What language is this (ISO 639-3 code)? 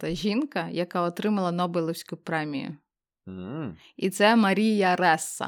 ukr